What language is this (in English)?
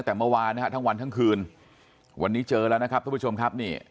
Thai